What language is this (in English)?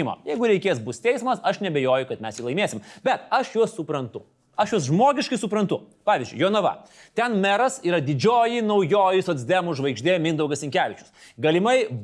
Lithuanian